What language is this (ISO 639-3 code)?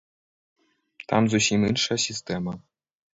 bel